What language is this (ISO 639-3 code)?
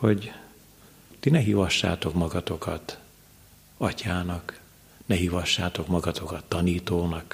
hun